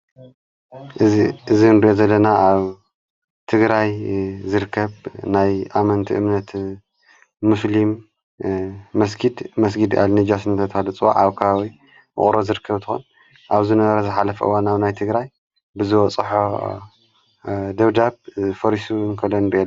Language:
Tigrinya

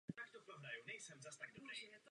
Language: Czech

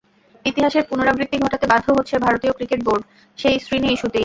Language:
Bangla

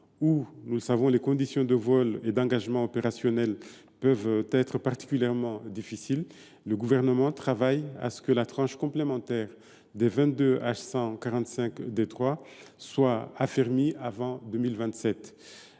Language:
French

